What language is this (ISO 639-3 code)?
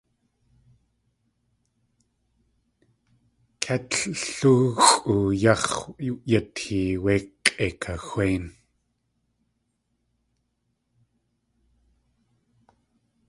tli